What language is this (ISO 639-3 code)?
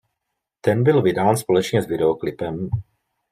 ces